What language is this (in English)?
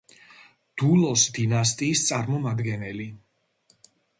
Georgian